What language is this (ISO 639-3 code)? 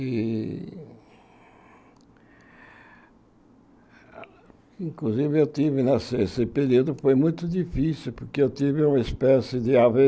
por